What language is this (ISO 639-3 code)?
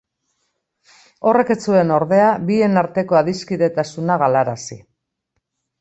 eus